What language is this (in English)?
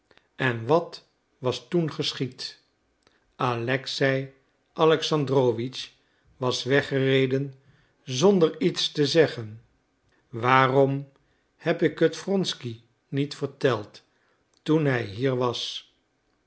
Dutch